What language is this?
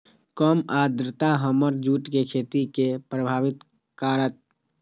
Magahi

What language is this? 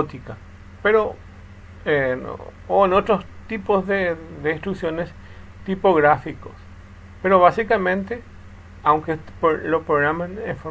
Spanish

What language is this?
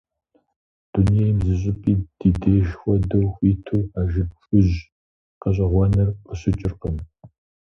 Kabardian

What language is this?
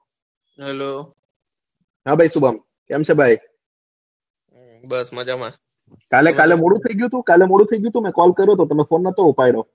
Gujarati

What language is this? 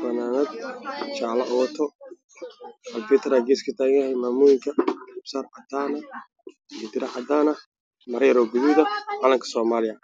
Somali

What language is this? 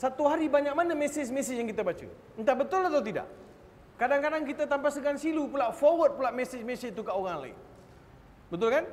Malay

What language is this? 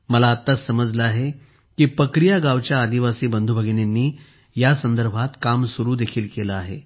Marathi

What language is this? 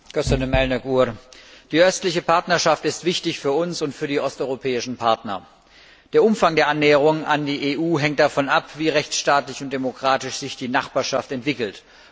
German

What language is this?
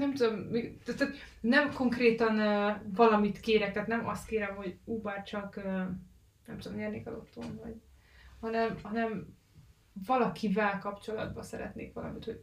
Hungarian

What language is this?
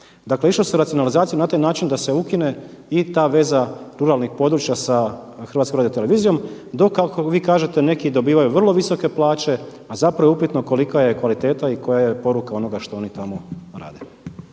Croatian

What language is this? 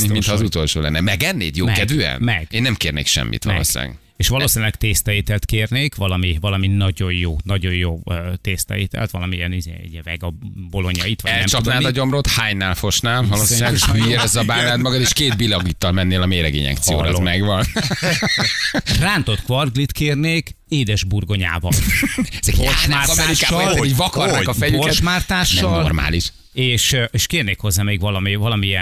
Hungarian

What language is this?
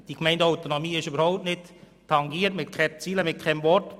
Swiss German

